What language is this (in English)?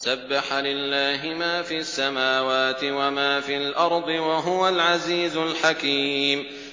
Arabic